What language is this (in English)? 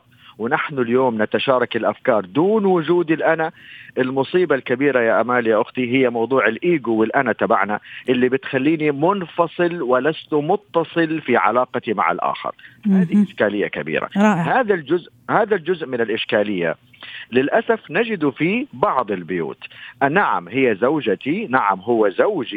Arabic